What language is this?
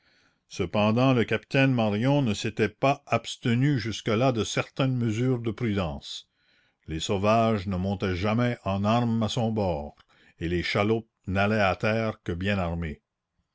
French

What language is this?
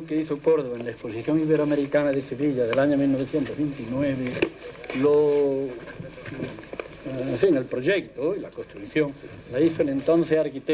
Spanish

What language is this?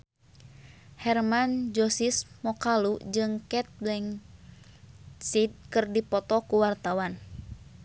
Sundanese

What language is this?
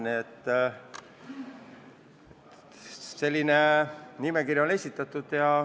Estonian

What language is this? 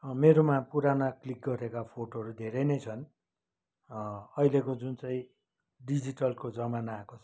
Nepali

